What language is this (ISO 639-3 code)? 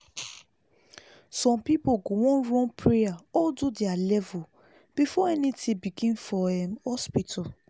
pcm